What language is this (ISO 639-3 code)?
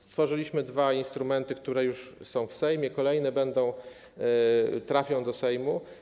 pol